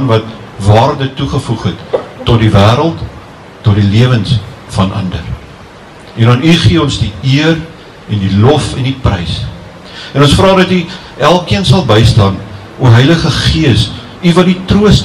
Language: Dutch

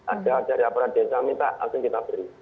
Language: Indonesian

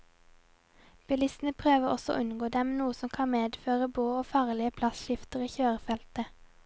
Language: Norwegian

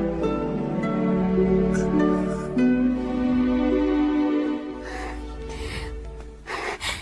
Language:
Vietnamese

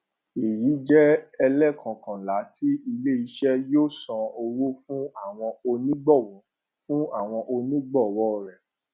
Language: Yoruba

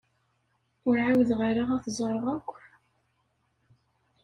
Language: Kabyle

